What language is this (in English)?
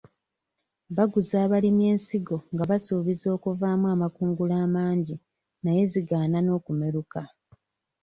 Ganda